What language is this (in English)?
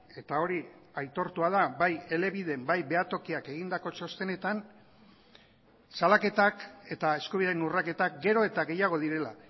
Basque